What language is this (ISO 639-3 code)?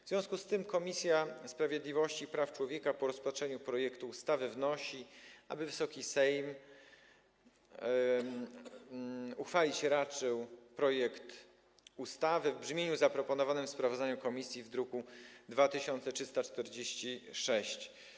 pol